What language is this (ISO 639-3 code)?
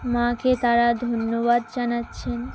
ben